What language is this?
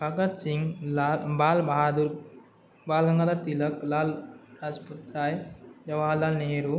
Sanskrit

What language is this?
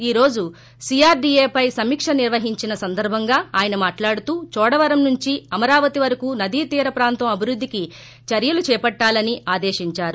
Telugu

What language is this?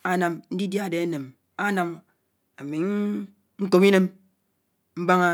Anaang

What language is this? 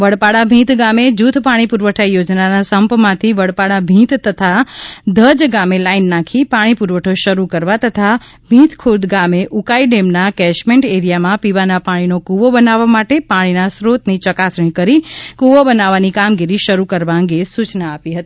Gujarati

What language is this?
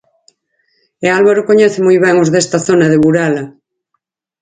Galician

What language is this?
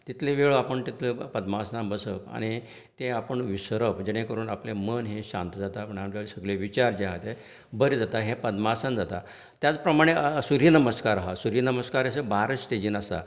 Konkani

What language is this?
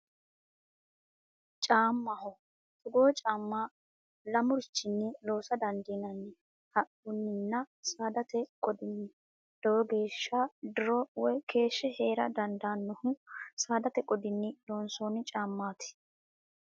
Sidamo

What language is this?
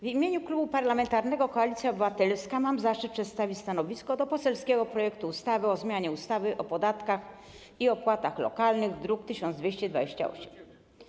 Polish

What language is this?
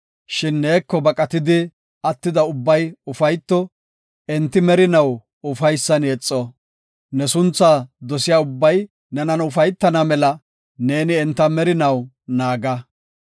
Gofa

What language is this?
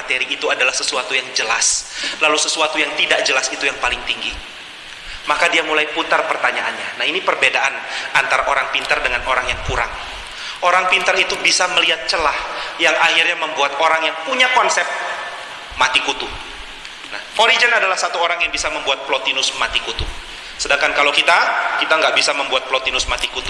Indonesian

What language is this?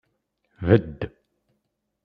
Kabyle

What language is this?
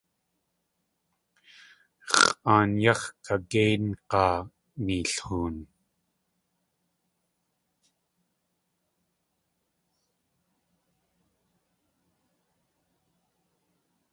Tlingit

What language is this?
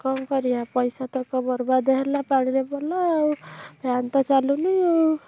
Odia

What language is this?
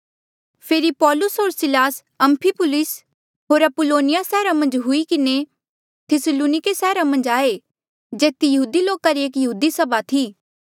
Mandeali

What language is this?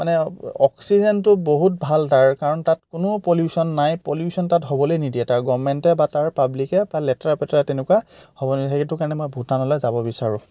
Assamese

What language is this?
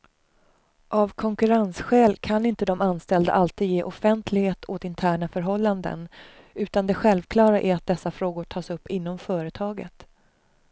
Swedish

